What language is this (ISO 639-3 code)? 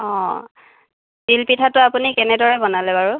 asm